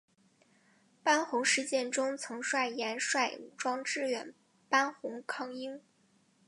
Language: Chinese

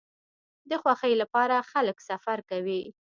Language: Pashto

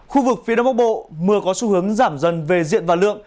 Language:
Vietnamese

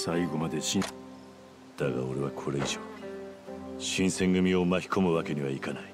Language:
Japanese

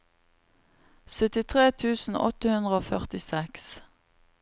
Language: Norwegian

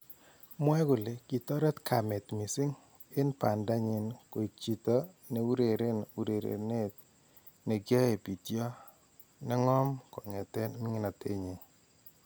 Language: Kalenjin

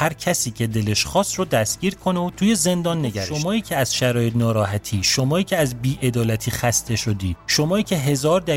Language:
Persian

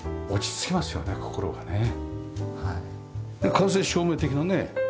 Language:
Japanese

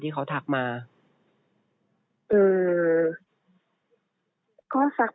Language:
Thai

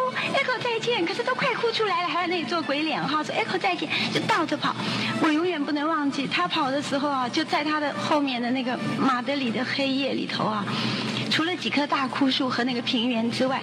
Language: Chinese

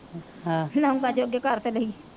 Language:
Punjabi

